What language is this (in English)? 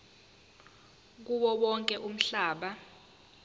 Zulu